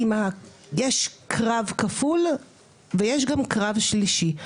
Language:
Hebrew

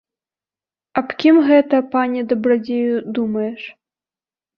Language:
Belarusian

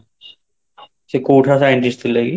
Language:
Odia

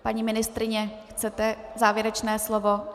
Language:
Czech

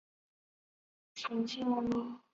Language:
Chinese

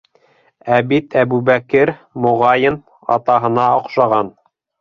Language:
Bashkir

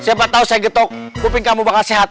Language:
Indonesian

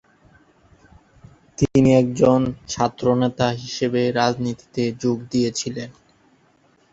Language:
Bangla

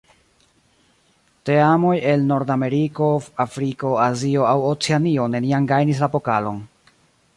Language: Esperanto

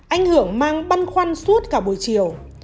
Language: Vietnamese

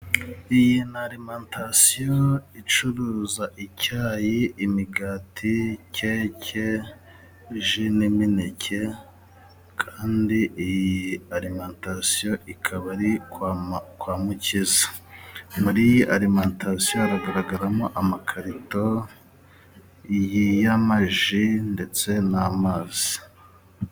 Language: Kinyarwanda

